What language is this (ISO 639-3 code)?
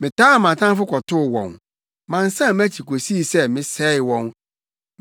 aka